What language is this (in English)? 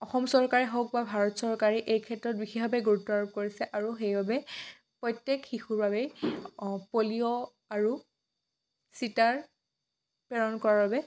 Assamese